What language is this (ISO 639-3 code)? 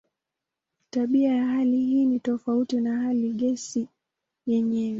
swa